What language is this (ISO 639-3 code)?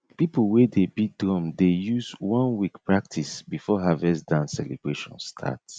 pcm